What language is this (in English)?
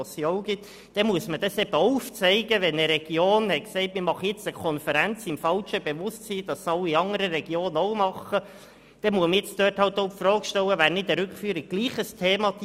Swiss German